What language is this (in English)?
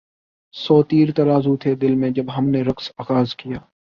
Urdu